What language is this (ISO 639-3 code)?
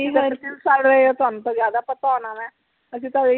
pan